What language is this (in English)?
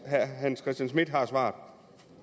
Danish